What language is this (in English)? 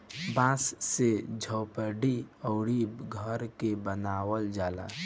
Bhojpuri